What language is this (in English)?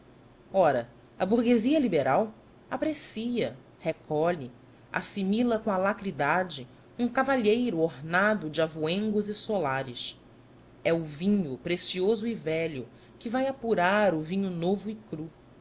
Portuguese